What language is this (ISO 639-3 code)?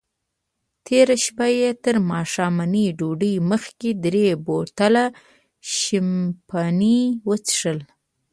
pus